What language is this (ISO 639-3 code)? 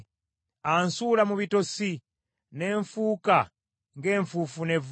lug